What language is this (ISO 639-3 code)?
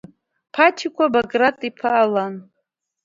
abk